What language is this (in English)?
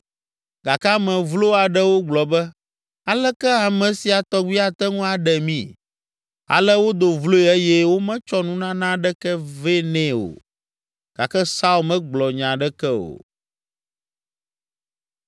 Ewe